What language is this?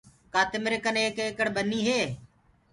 Gurgula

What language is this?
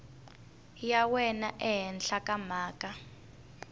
Tsonga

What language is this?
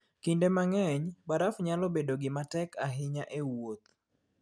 Luo (Kenya and Tanzania)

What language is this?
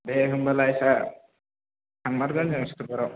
Bodo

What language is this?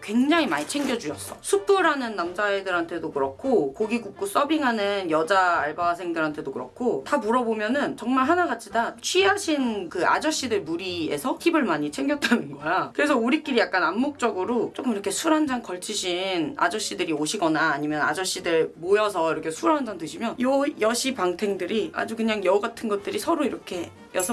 Korean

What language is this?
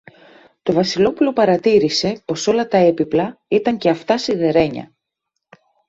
Greek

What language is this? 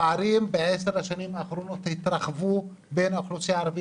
Hebrew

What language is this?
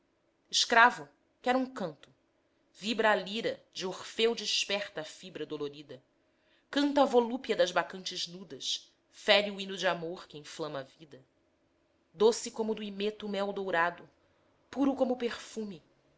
Portuguese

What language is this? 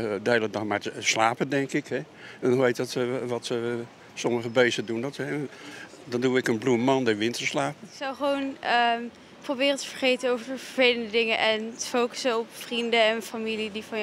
Dutch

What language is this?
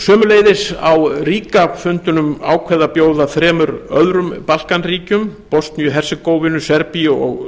Icelandic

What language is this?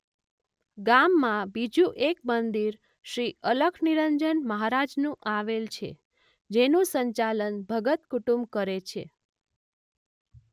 Gujarati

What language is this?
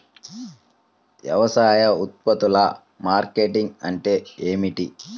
Telugu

